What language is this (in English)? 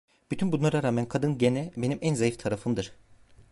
Turkish